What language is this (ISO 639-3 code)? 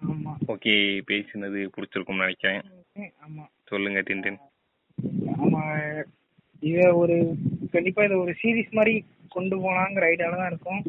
tam